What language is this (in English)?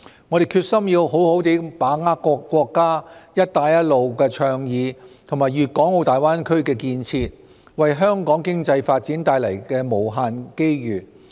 Cantonese